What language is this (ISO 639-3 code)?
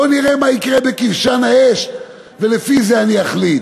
heb